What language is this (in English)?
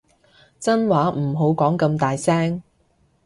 Cantonese